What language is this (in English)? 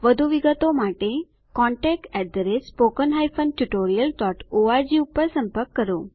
Gujarati